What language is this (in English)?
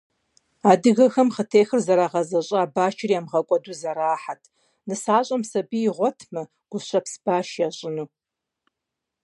Kabardian